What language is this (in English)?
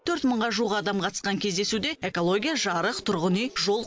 Kazakh